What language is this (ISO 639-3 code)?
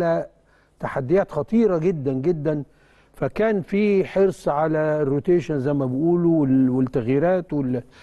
ara